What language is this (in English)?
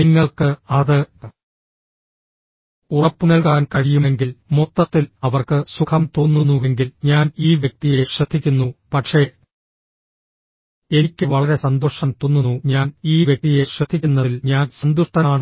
Malayalam